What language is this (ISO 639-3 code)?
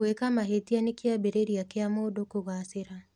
kik